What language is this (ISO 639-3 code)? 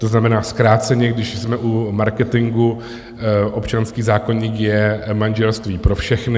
ces